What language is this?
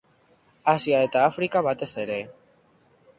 Basque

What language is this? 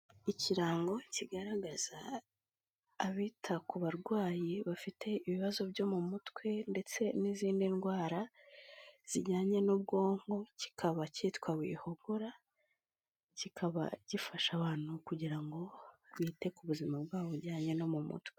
Kinyarwanda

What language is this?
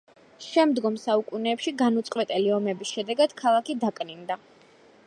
Georgian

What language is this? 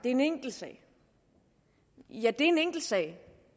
Danish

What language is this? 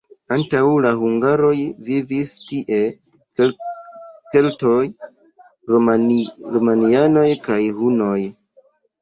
Esperanto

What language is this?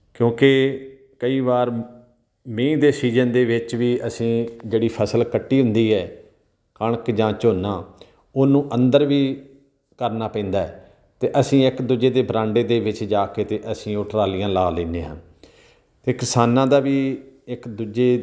Punjabi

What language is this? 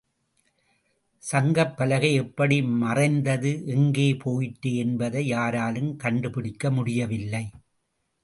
Tamil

